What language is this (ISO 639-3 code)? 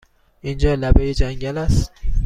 fas